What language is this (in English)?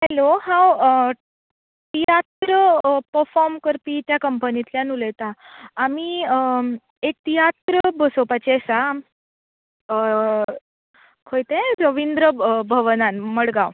Konkani